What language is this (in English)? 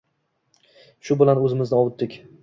Uzbek